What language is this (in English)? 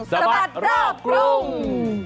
Thai